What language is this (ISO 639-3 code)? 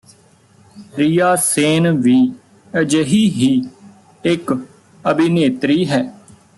pan